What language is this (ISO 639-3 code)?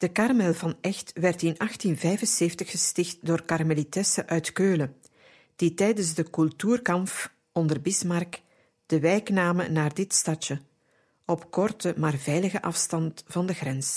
nld